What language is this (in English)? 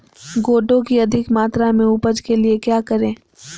Magahi